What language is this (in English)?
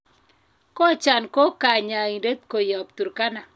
Kalenjin